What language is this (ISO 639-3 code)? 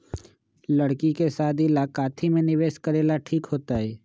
mag